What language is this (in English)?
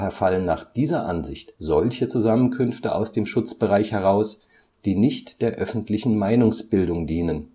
German